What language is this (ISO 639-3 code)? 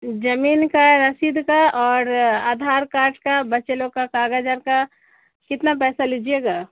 urd